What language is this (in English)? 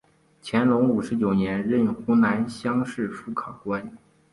Chinese